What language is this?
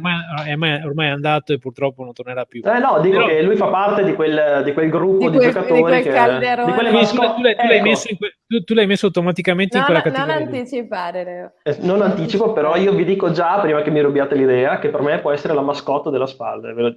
Italian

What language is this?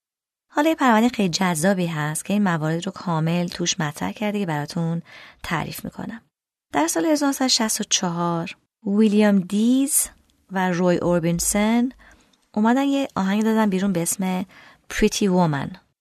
Persian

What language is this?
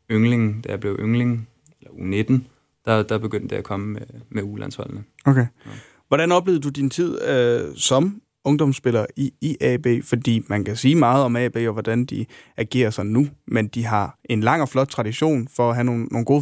Danish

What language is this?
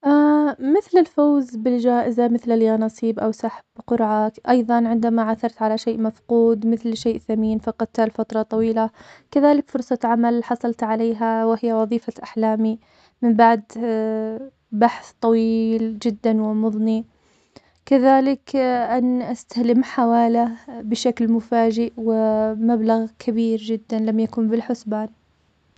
Omani Arabic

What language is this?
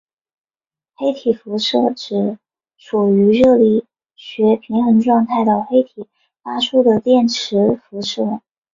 Chinese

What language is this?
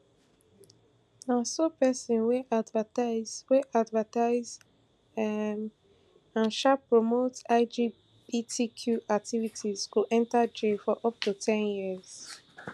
Nigerian Pidgin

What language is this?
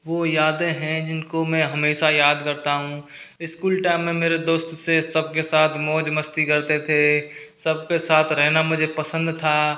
Hindi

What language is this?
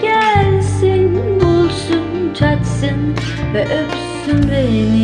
Turkish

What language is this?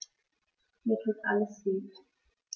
German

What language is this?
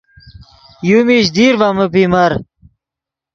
Yidgha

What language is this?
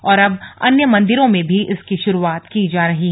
Hindi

